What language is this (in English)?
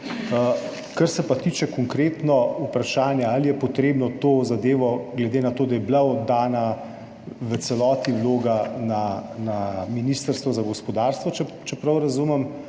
Slovenian